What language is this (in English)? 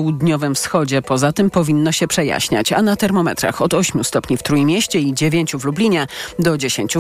Polish